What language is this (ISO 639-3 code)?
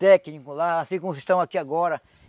por